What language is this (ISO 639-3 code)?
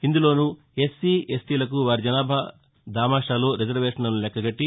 tel